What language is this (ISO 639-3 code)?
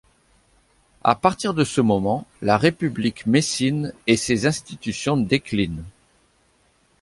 fra